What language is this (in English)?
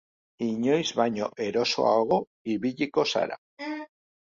Basque